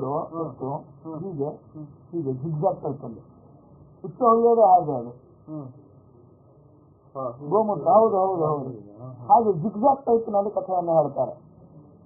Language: Turkish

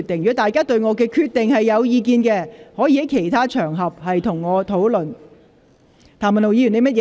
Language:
Cantonese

